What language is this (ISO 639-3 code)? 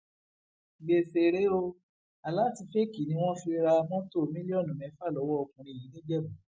yor